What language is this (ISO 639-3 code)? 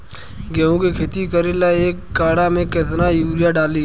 bho